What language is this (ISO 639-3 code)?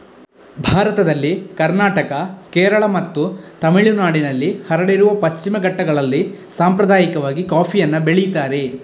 kan